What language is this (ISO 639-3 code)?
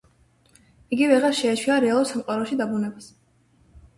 kat